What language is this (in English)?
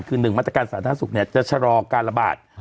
Thai